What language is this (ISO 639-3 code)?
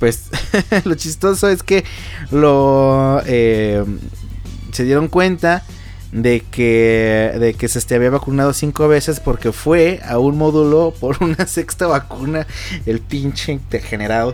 spa